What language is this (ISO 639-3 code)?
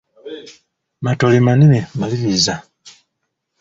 lug